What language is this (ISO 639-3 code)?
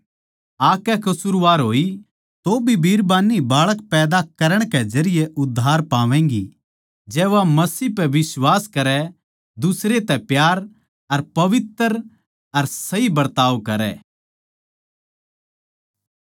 bgc